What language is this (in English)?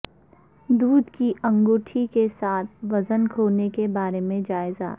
Urdu